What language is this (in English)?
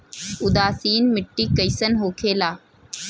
Bhojpuri